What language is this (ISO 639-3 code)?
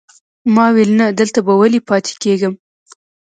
pus